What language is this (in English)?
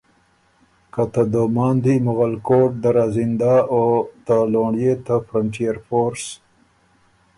Ormuri